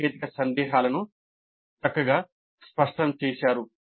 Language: Telugu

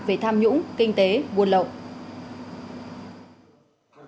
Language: Vietnamese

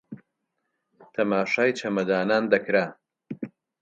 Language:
Central Kurdish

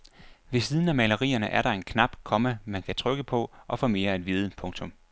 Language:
Danish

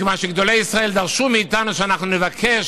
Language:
Hebrew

